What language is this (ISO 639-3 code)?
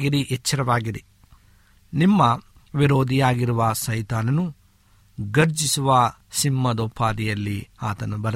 kan